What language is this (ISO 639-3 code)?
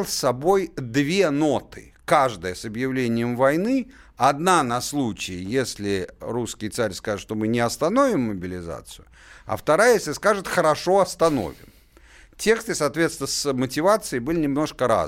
rus